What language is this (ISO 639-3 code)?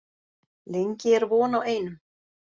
isl